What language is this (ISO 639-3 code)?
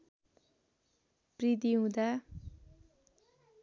nep